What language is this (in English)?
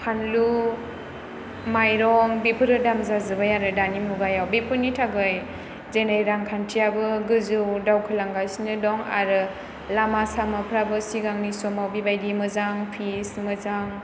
Bodo